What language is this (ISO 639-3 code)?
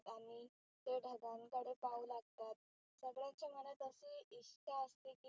mar